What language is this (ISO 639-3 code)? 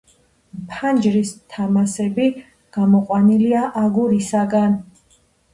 kat